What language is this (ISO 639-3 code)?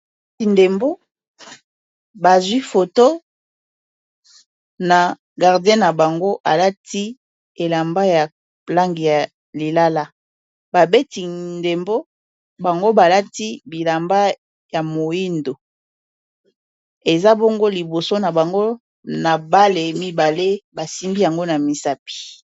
lin